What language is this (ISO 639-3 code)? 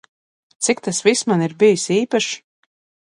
lav